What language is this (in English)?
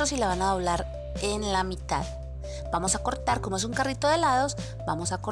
Spanish